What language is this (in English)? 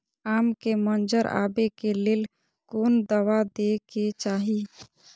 Maithili